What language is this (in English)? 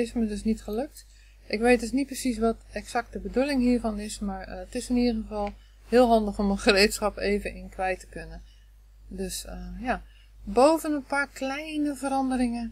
Dutch